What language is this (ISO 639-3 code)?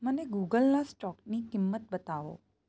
guj